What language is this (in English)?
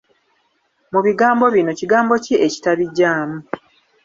Ganda